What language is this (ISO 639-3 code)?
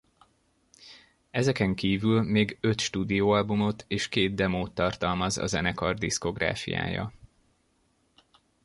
hun